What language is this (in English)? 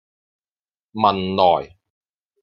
Cantonese